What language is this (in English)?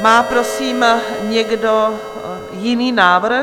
Czech